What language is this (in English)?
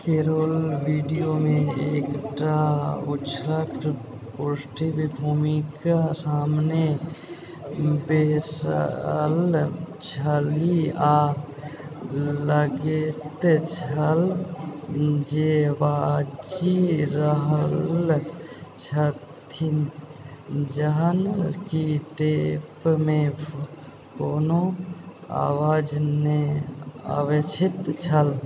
Maithili